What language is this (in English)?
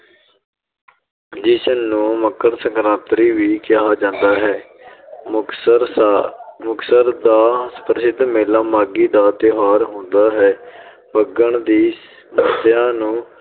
Punjabi